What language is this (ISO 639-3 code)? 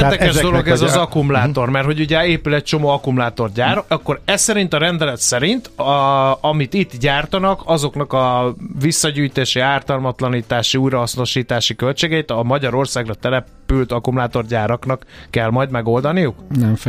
hun